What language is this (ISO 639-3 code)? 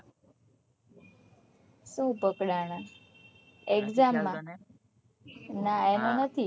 guj